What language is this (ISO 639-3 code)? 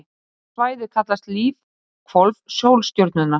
isl